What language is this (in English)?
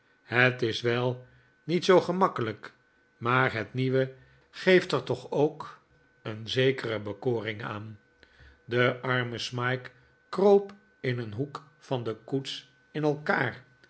Dutch